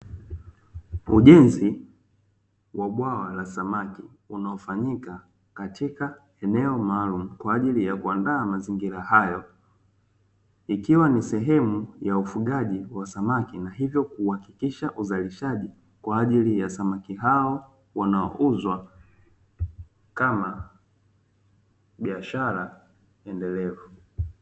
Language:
Swahili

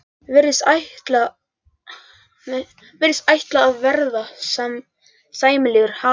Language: Icelandic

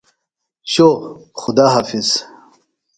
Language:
Phalura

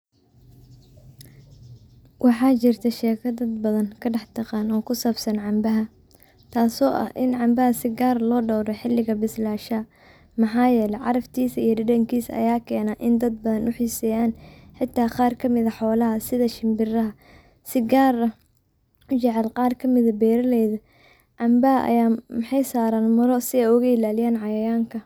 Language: Somali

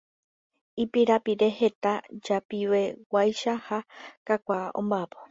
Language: Guarani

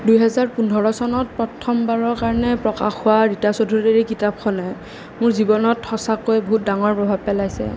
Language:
Assamese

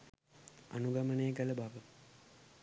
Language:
Sinhala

